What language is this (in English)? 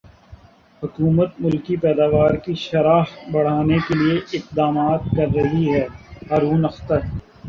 Urdu